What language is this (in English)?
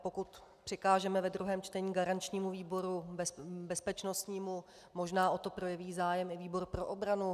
Czech